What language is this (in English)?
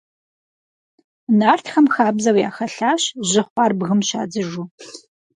Kabardian